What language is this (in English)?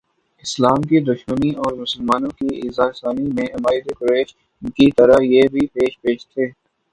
Urdu